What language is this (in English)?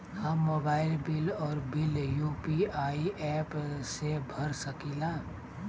Bhojpuri